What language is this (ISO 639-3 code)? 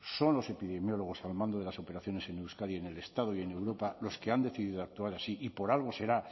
spa